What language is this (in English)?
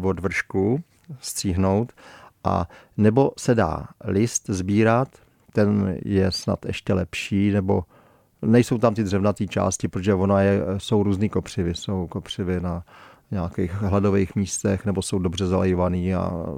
Czech